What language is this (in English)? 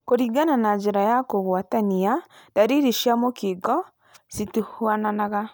Kikuyu